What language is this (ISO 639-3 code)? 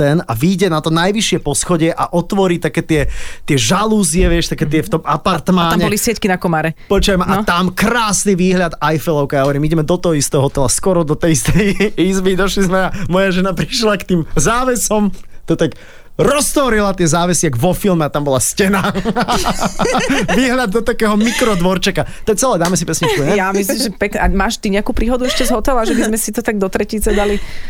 slk